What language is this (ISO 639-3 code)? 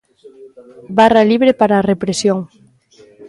glg